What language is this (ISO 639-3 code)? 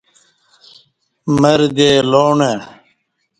bsh